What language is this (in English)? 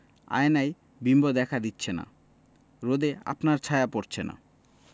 Bangla